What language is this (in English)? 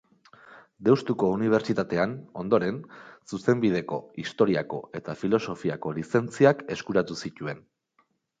Basque